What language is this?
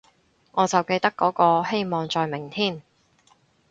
Cantonese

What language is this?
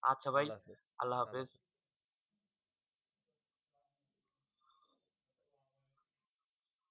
Bangla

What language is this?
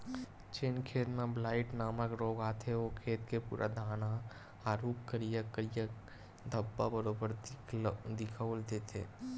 Chhattisgarhi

